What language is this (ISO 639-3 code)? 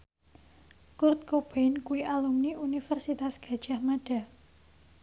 jav